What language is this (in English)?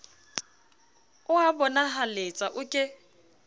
Southern Sotho